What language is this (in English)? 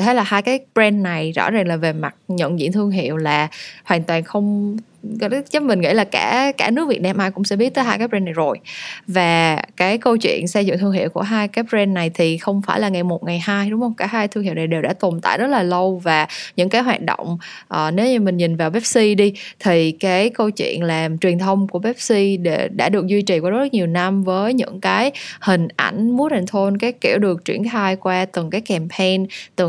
Vietnamese